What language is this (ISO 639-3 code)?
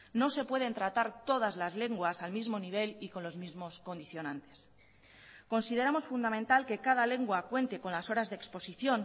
spa